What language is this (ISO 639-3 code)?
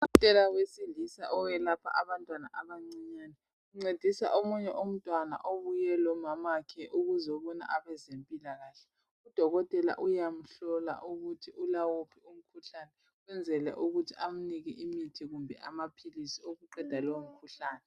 nde